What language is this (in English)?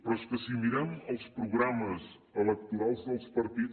Catalan